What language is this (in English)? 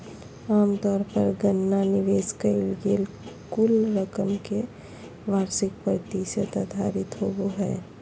Magahi